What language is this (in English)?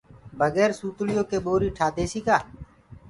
Gurgula